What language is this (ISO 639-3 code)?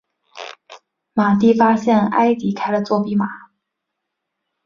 zho